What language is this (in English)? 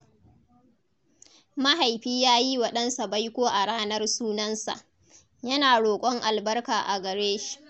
Hausa